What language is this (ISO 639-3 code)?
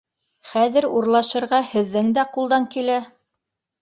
bak